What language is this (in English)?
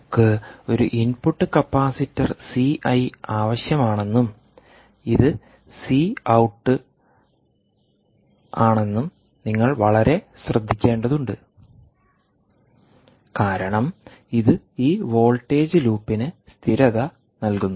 Malayalam